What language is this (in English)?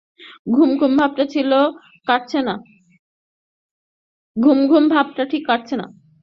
Bangla